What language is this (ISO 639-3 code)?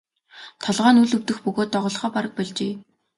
mon